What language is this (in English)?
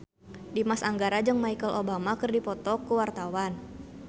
Sundanese